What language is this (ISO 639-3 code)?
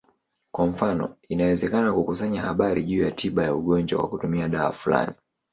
swa